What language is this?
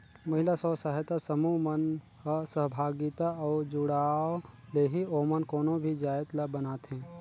Chhattisgarhi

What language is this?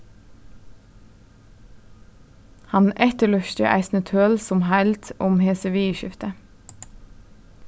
Faroese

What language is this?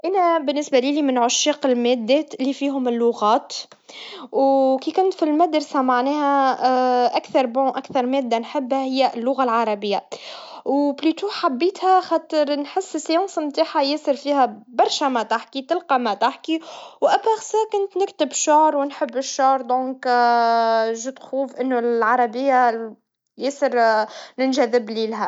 Tunisian Arabic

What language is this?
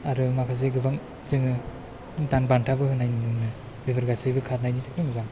Bodo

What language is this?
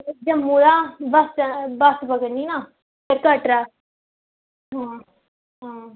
Dogri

